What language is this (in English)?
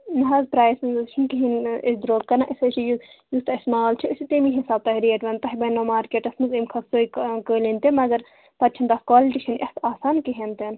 Kashmiri